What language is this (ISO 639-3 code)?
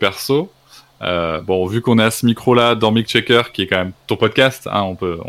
fra